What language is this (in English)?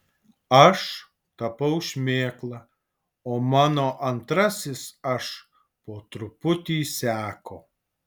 Lithuanian